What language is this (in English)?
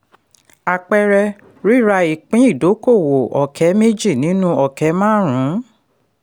Yoruba